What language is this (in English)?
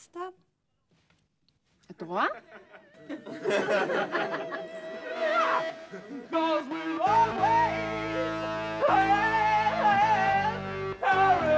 Hebrew